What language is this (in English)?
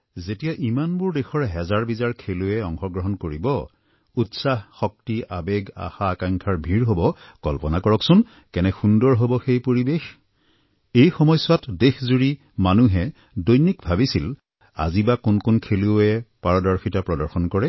Assamese